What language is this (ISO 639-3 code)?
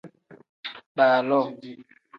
kdh